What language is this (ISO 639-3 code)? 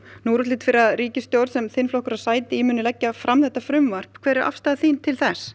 isl